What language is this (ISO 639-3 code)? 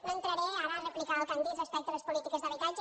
cat